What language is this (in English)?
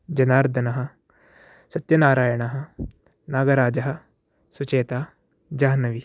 Sanskrit